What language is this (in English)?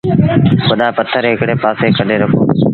Sindhi Bhil